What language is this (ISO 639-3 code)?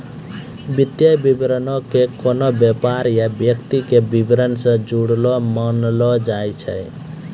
mai